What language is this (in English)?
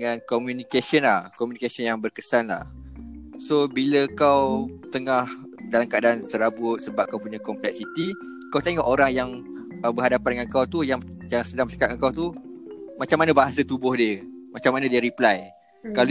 Malay